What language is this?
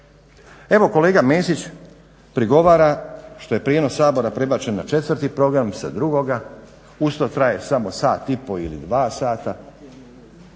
Croatian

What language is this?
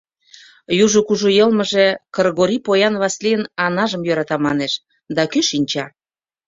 Mari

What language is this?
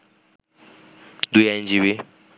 Bangla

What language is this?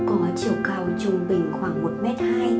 Vietnamese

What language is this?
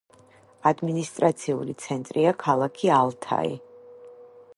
Georgian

